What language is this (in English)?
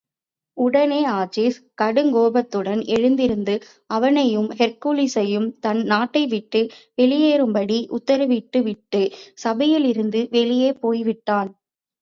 Tamil